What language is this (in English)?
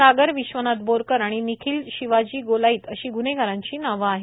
Marathi